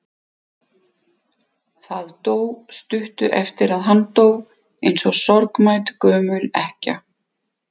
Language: Icelandic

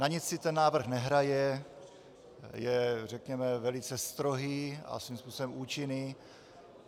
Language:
Czech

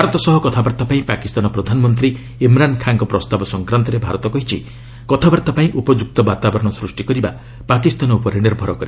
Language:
Odia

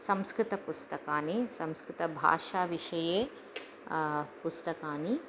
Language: Sanskrit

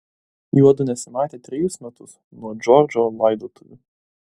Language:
Lithuanian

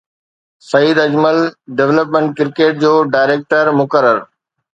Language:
Sindhi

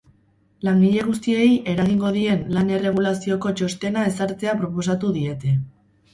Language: Basque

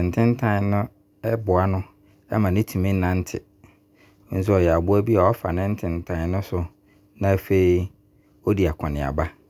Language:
Abron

